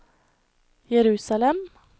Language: Norwegian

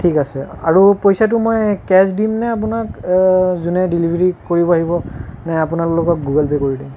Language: Assamese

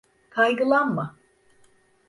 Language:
Turkish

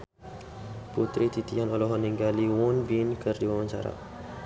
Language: Sundanese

